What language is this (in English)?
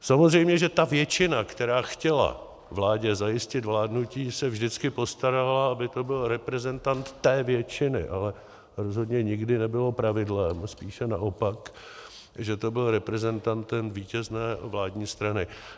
Czech